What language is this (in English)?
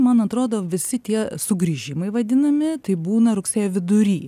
Lithuanian